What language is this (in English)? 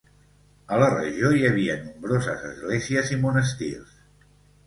Catalan